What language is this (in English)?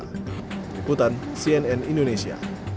Indonesian